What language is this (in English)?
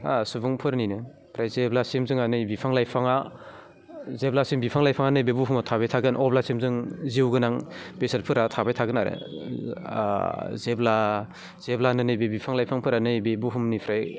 Bodo